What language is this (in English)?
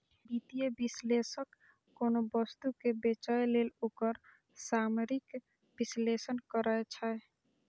Maithili